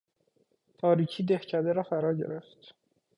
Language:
Persian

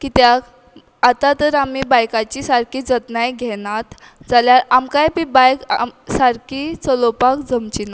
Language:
Konkani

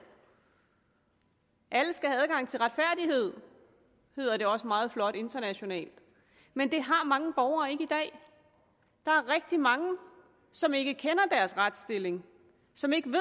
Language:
Danish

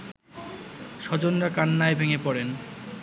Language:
Bangla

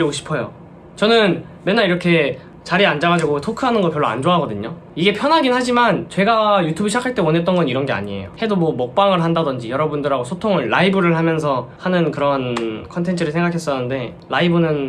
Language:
Korean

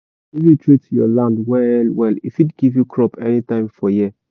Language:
Nigerian Pidgin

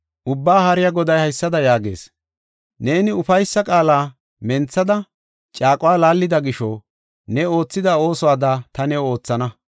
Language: Gofa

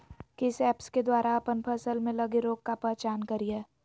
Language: Magahi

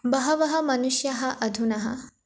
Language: Sanskrit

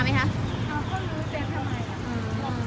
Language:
Thai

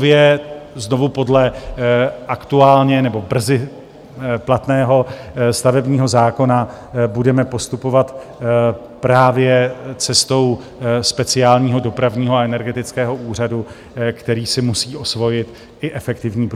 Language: Czech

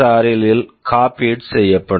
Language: Tamil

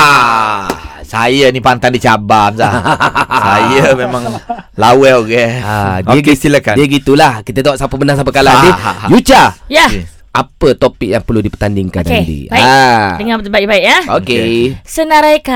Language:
Malay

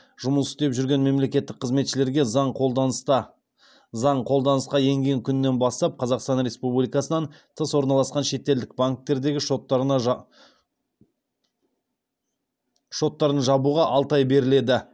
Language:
Kazakh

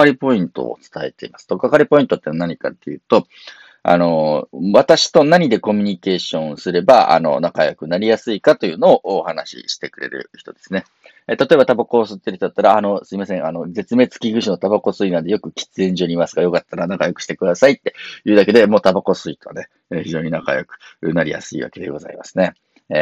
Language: Japanese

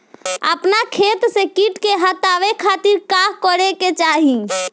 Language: Bhojpuri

